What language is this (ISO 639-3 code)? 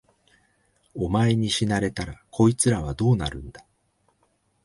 jpn